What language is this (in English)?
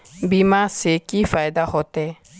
Magahi